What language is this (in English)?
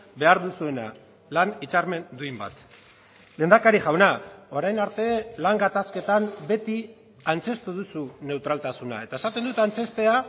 Basque